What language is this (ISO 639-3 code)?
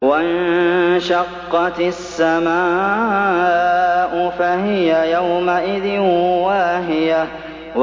ara